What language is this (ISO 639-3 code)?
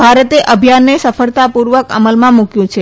guj